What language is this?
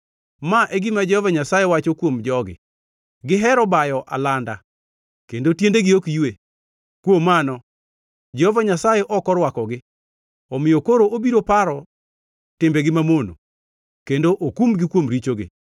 Luo (Kenya and Tanzania)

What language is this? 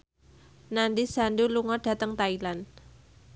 Javanese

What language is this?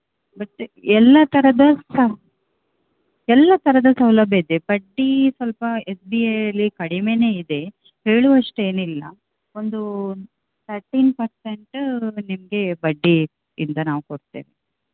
Kannada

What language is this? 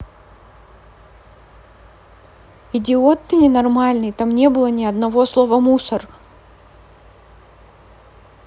Russian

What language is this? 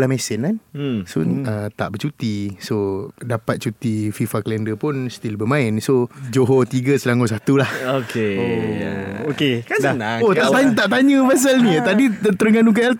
Malay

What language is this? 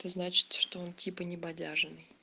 Russian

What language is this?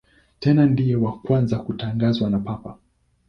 Swahili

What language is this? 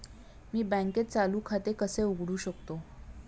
Marathi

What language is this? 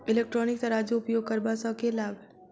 Maithili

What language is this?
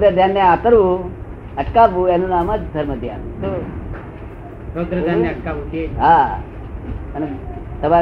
Gujarati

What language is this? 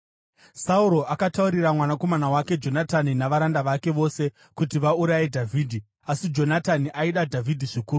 Shona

